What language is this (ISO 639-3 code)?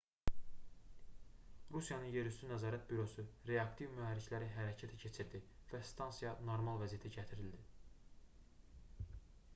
aze